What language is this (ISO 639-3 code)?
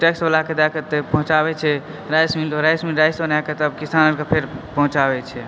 mai